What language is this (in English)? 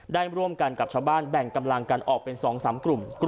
Thai